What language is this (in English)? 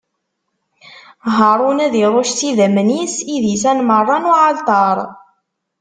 Kabyle